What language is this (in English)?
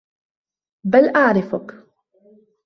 Arabic